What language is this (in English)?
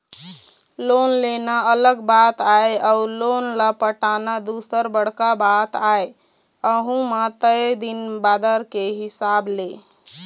Chhattisgarhi